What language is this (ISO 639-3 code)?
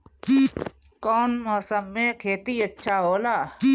bho